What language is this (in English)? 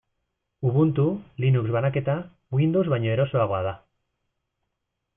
Basque